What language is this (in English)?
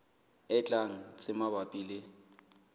Southern Sotho